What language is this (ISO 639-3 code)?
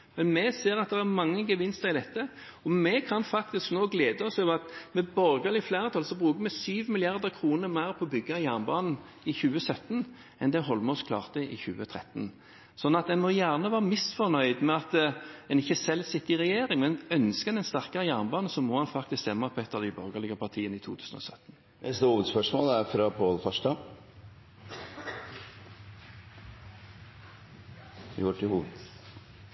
nor